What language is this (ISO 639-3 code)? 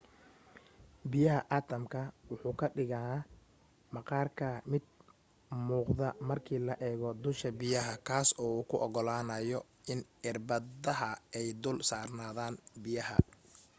som